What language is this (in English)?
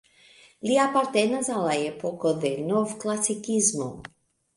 Esperanto